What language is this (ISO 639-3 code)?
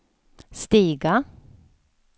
swe